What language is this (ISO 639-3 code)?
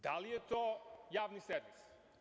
srp